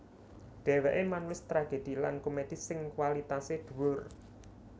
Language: Javanese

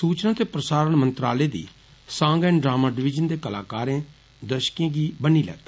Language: Dogri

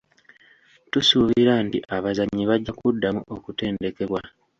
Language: Ganda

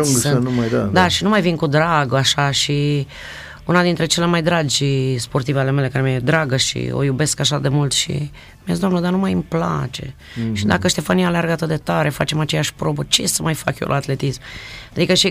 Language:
Romanian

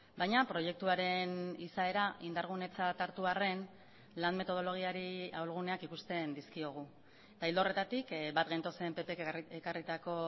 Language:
Basque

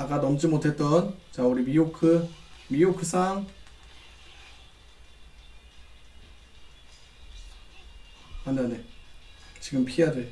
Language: Korean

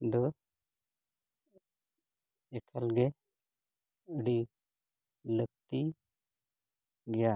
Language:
Santali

